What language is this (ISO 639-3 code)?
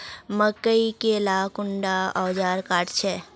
mag